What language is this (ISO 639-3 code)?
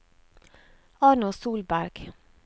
nor